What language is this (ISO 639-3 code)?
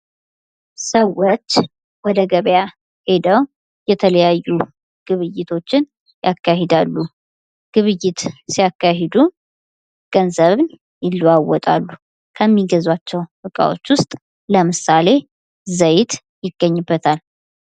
amh